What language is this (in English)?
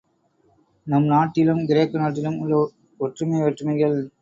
Tamil